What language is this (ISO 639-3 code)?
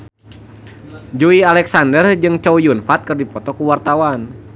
sun